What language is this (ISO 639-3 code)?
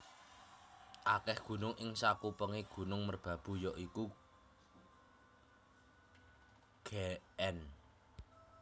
jav